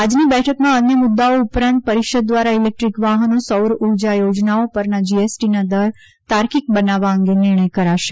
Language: Gujarati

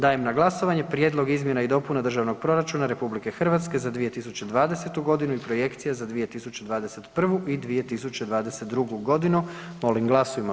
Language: Croatian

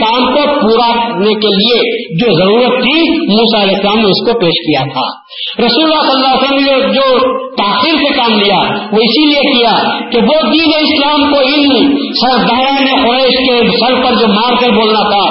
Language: Urdu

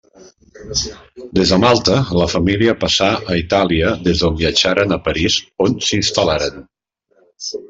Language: Catalan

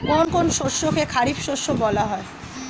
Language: Bangla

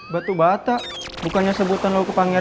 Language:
Indonesian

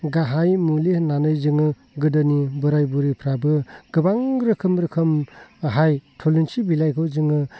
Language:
Bodo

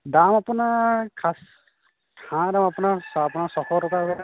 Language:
Assamese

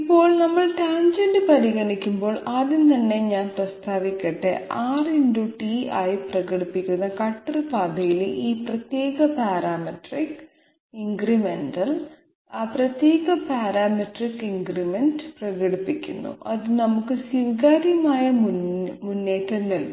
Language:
Malayalam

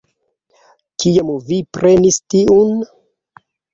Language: Esperanto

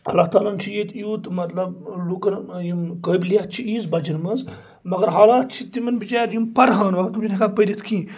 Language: Kashmiri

